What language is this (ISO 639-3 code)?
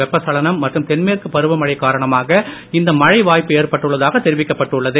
tam